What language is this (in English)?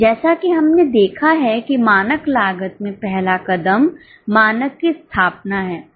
Hindi